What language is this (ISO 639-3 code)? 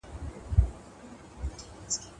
pus